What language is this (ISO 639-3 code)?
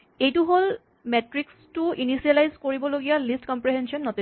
asm